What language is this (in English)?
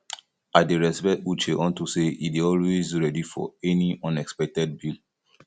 Nigerian Pidgin